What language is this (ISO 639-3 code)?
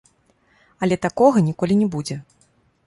bel